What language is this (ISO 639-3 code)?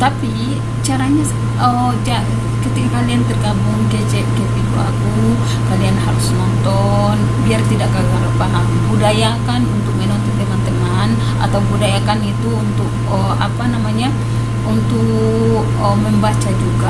ind